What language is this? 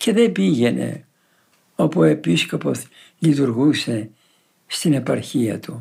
Greek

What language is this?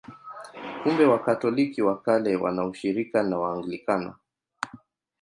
Swahili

